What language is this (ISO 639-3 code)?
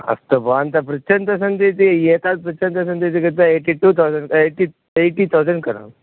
san